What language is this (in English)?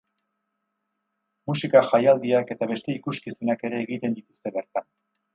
Basque